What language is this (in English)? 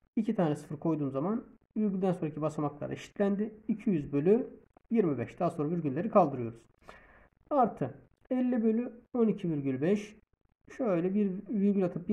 Turkish